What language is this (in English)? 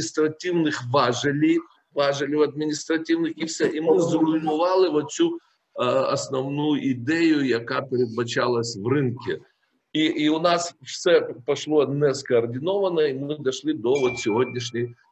Ukrainian